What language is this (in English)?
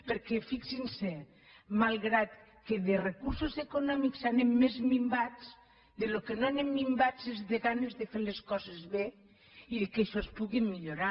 Catalan